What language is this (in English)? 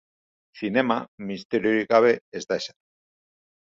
Basque